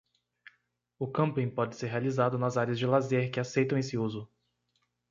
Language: Portuguese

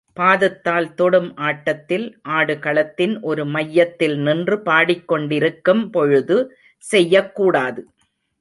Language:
Tamil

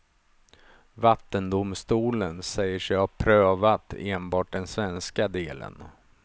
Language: Swedish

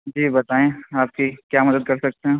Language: Urdu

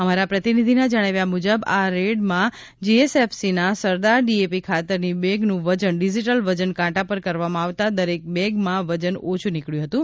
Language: Gujarati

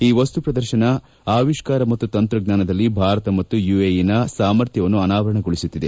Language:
Kannada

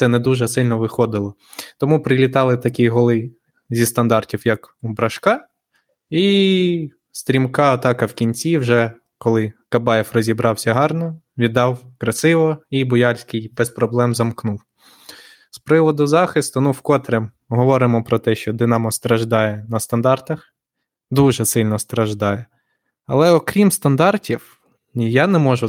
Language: Ukrainian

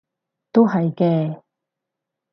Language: Cantonese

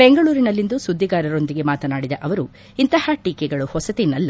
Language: Kannada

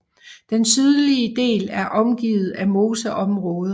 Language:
Danish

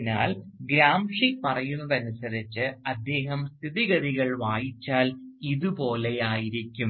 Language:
Malayalam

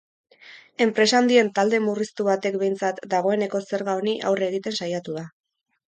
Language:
Basque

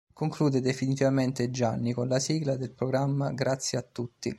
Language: Italian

